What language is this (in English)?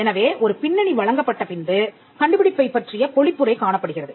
Tamil